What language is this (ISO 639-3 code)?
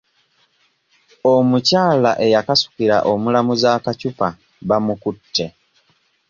lug